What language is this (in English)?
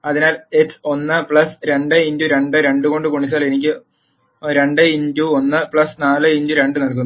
Malayalam